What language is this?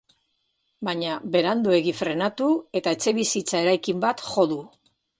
Basque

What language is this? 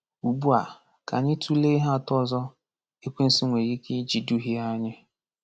Igbo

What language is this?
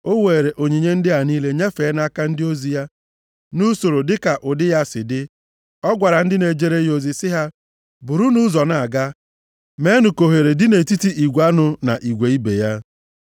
Igbo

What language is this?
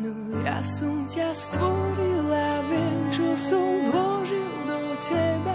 Slovak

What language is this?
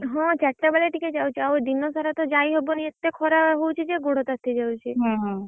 Odia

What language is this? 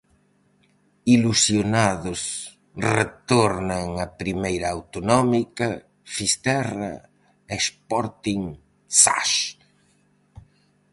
Galician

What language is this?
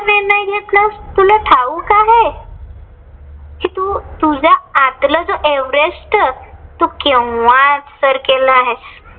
Marathi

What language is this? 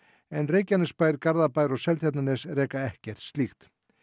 Icelandic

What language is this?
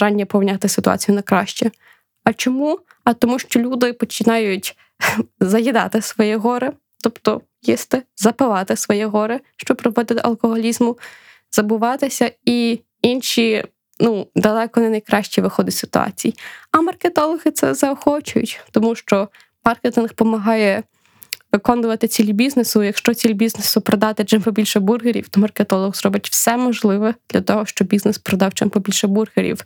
Ukrainian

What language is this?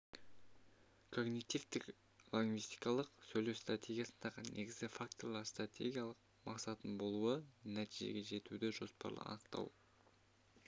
Kazakh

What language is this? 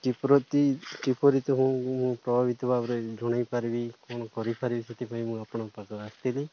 Odia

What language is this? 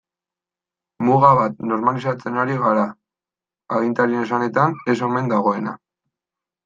Basque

